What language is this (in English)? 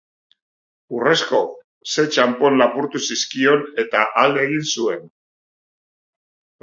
Basque